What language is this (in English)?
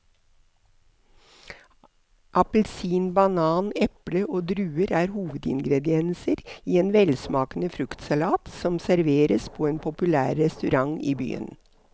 Norwegian